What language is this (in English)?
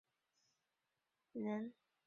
Chinese